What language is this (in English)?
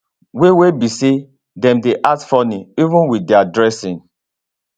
Nigerian Pidgin